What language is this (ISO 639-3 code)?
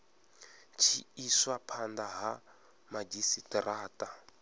ven